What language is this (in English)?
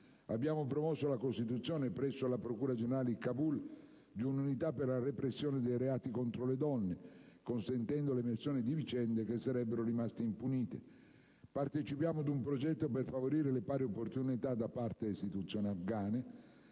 Italian